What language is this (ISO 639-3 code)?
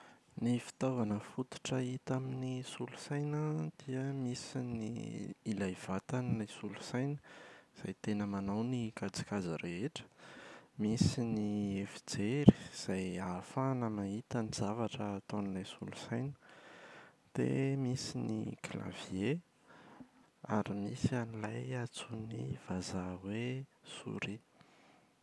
mlg